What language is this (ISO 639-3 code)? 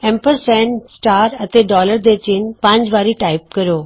pan